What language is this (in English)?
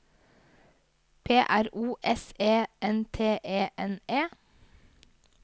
Norwegian